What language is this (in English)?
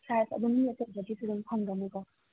Manipuri